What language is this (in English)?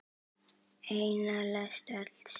Icelandic